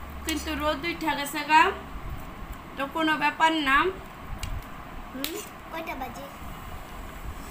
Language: Romanian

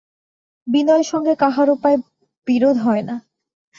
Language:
Bangla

